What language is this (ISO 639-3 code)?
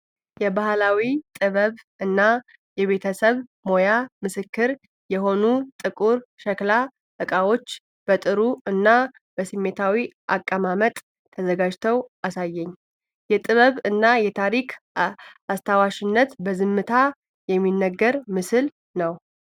amh